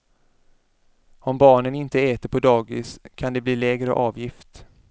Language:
Swedish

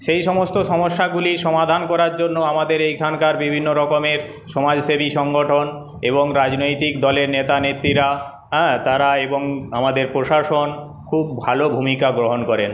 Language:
Bangla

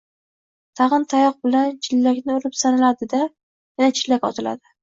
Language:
Uzbek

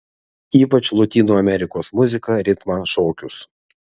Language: Lithuanian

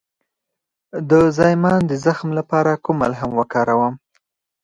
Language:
Pashto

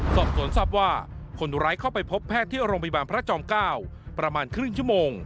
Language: Thai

